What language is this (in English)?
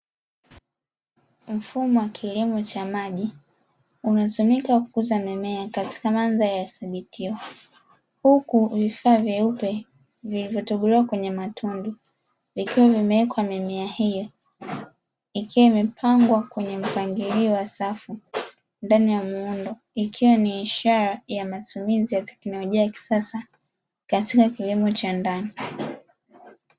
Swahili